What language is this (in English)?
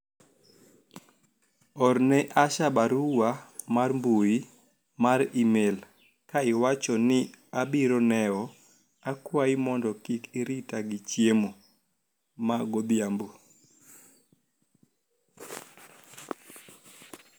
Luo (Kenya and Tanzania)